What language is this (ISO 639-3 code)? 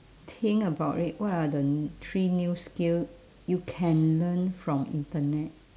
eng